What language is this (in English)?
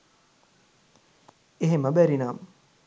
Sinhala